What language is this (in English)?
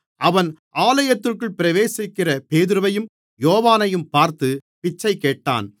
Tamil